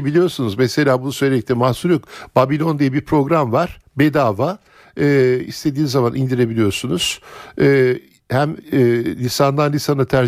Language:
Turkish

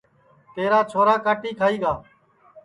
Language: Sansi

